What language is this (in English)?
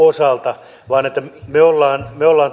Finnish